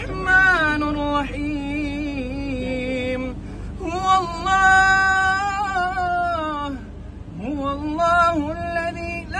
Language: Arabic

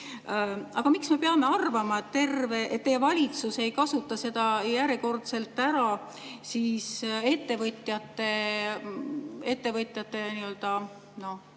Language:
Estonian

